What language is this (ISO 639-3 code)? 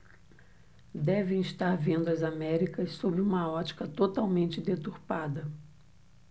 por